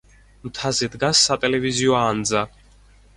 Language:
Georgian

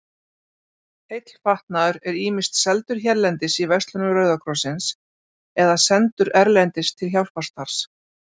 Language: Icelandic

